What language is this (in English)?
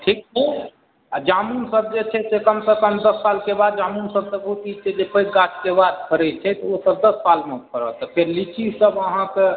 Maithili